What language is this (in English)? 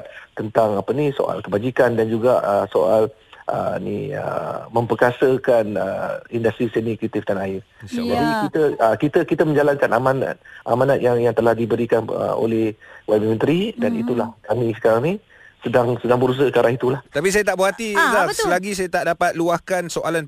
Malay